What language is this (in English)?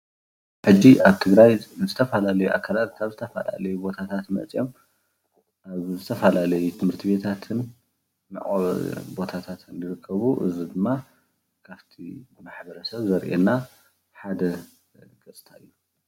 Tigrinya